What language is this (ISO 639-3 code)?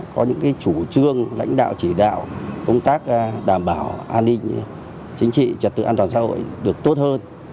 vie